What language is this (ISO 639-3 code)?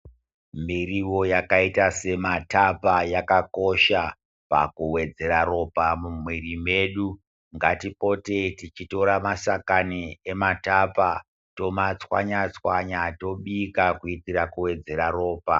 ndc